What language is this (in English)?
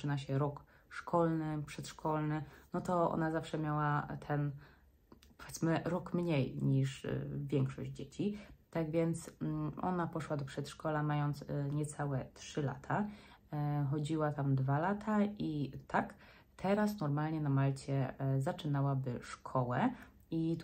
Polish